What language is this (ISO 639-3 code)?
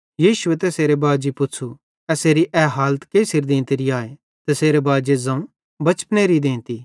bhd